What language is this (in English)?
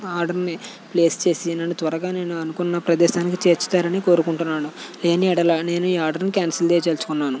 Telugu